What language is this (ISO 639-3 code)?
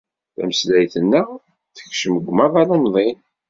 kab